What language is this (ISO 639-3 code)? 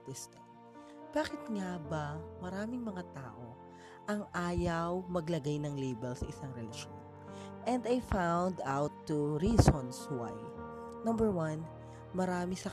fil